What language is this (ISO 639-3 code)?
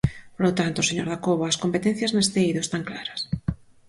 glg